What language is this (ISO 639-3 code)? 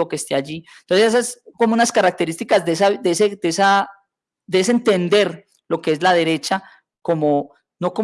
spa